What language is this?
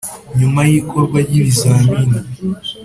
Kinyarwanda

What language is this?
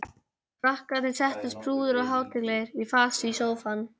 Icelandic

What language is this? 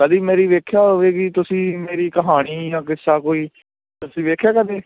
Punjabi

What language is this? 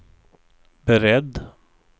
Swedish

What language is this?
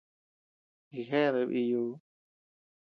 Tepeuxila Cuicatec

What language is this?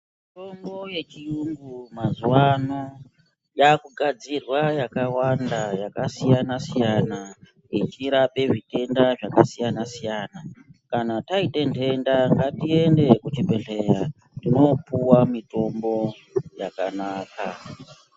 Ndau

